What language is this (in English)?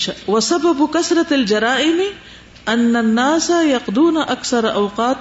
Urdu